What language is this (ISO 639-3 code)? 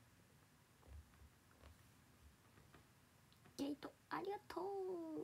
jpn